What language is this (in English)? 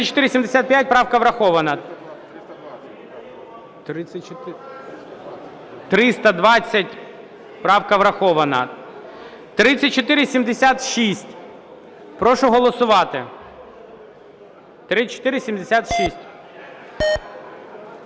Ukrainian